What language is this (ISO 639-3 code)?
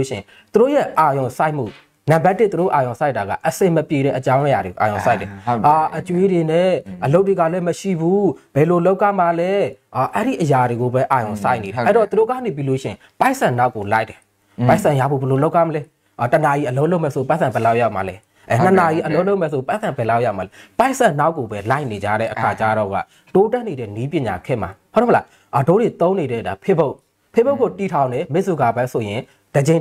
tha